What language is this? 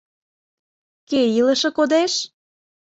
Mari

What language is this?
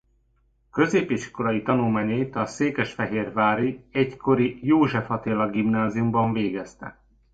Hungarian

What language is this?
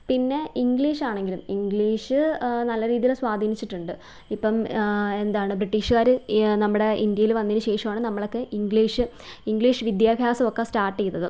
Malayalam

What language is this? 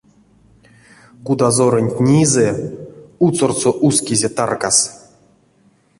Erzya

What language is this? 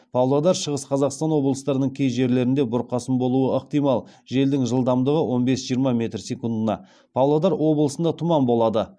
Kazakh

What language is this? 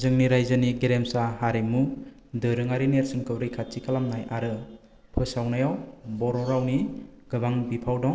Bodo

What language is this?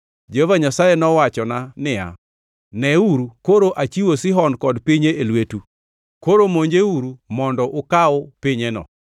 Luo (Kenya and Tanzania)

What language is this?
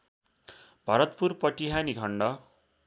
Nepali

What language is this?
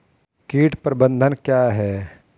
Hindi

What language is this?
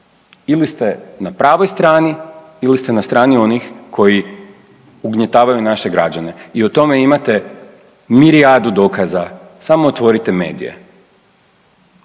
Croatian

